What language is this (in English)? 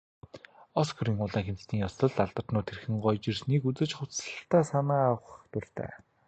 Mongolian